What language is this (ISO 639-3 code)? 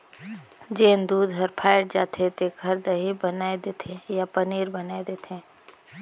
hne